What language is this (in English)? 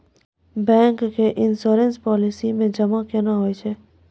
Maithili